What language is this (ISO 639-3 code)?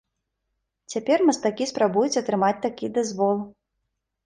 bel